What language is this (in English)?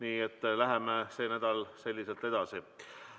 Estonian